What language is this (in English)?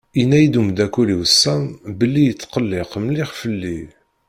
Kabyle